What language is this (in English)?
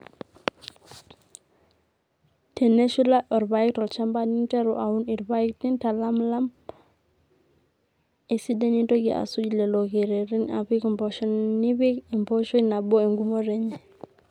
Masai